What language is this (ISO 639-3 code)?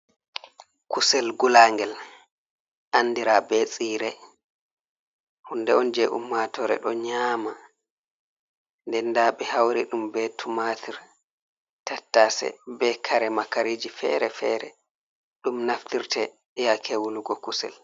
ful